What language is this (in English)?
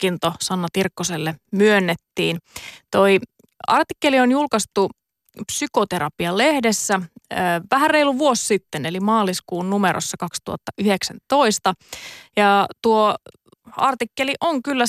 Finnish